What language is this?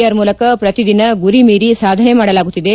Kannada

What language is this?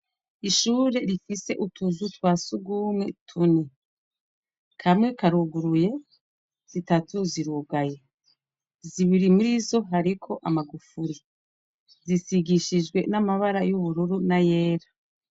Rundi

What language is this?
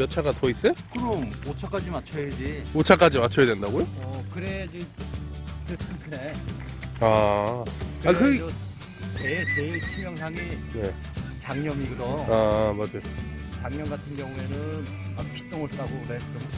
Korean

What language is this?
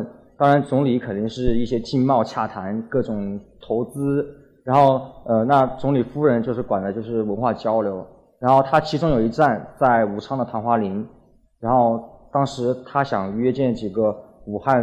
Chinese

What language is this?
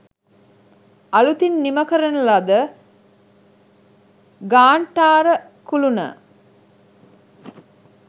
Sinhala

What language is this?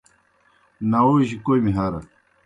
Kohistani Shina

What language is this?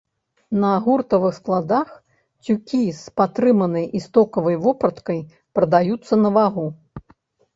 Belarusian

